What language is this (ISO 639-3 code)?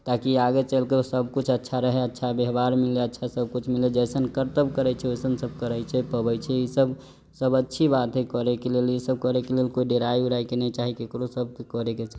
mai